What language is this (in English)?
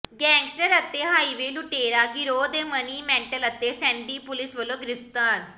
Punjabi